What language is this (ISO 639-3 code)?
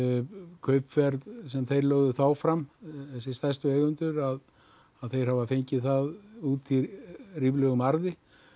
isl